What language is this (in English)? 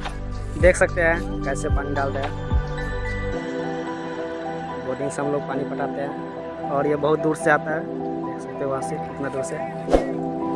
Hindi